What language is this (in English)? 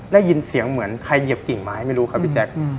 Thai